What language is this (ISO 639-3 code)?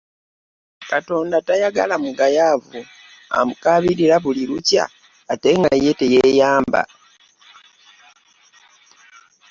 lug